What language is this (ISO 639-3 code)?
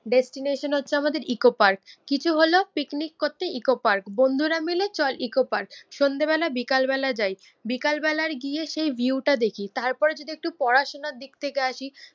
ben